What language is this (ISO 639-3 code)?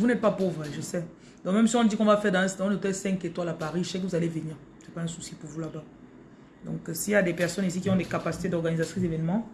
fra